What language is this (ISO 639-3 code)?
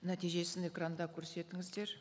kaz